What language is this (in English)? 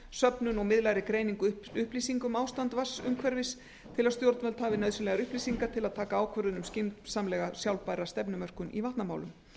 Icelandic